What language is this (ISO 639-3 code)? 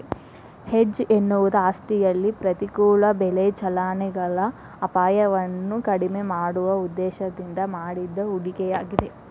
kan